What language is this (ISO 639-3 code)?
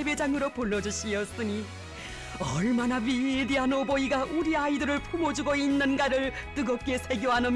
kor